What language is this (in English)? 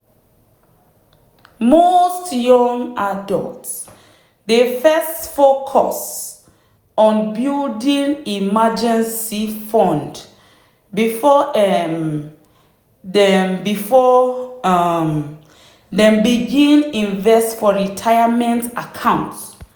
Nigerian Pidgin